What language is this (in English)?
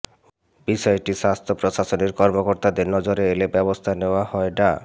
Bangla